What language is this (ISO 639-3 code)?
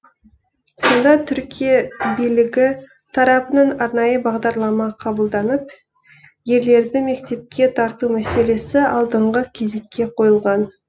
kaz